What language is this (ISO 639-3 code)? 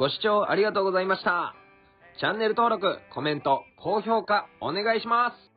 jpn